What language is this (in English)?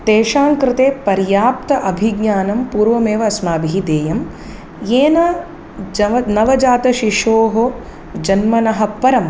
Sanskrit